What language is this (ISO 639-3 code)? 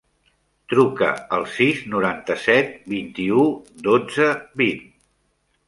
cat